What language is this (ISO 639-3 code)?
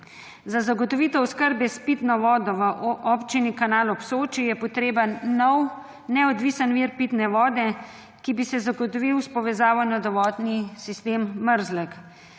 slv